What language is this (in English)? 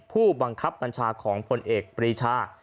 Thai